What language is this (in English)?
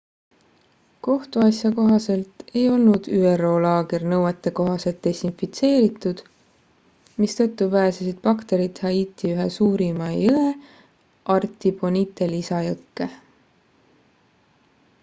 Estonian